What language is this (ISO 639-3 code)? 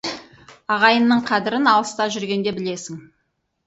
kaz